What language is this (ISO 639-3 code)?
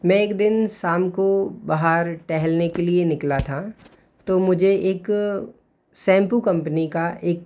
hin